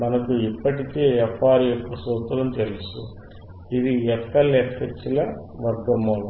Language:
Telugu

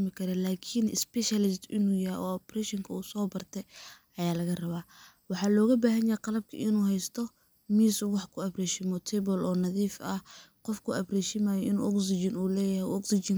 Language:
Somali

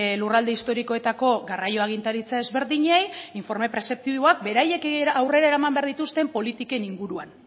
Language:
Basque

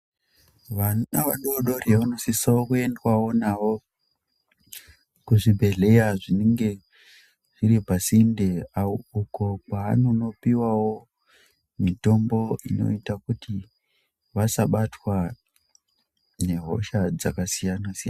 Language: Ndau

